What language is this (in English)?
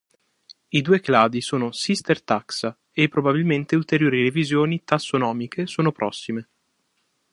Italian